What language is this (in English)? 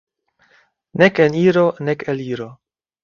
Esperanto